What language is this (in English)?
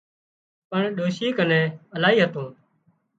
Wadiyara Koli